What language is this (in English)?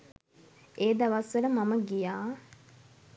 Sinhala